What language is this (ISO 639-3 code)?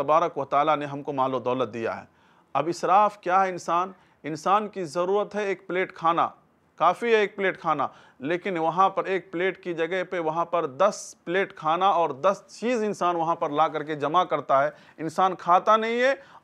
nld